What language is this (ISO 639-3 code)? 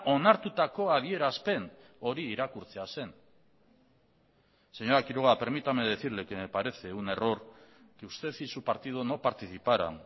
spa